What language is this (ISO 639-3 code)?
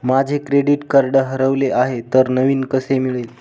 mar